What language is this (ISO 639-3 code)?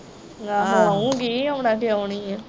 pan